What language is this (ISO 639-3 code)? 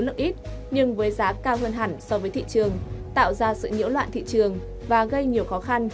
vie